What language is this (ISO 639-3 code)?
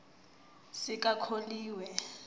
nbl